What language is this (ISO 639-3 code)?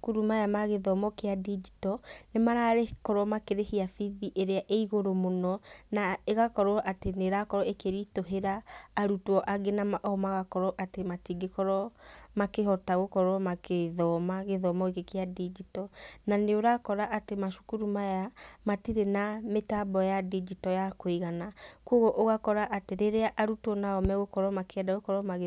kik